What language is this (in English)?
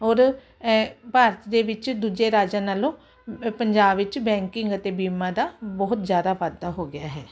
Punjabi